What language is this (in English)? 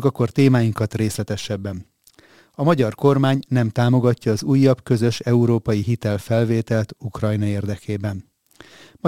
Hungarian